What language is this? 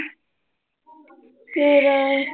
Punjabi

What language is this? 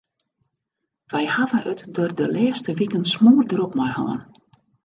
Western Frisian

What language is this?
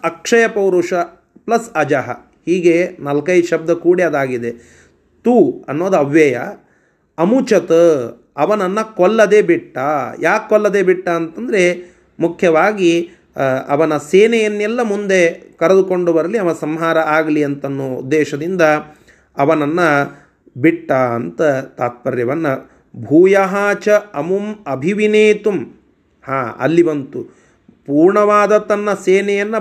Kannada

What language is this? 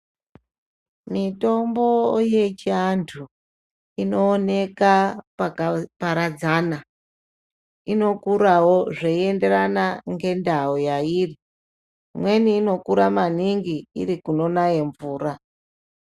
Ndau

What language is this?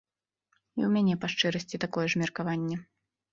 Belarusian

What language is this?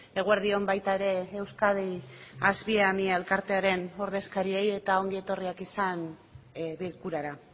Basque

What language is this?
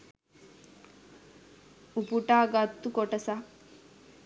Sinhala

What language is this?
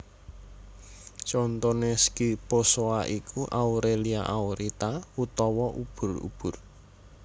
Javanese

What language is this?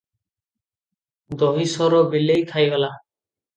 Odia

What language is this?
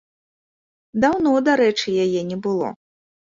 Belarusian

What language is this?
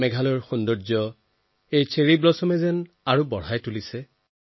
Assamese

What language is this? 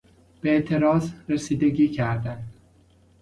Persian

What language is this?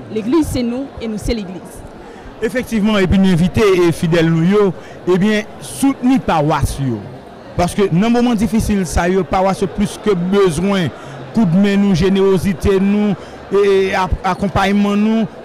French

